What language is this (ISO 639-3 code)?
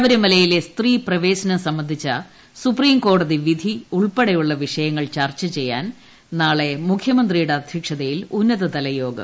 mal